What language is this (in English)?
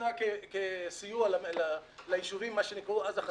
Hebrew